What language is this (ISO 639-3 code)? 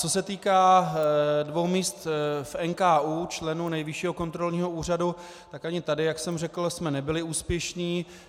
ces